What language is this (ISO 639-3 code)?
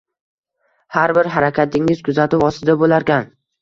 uzb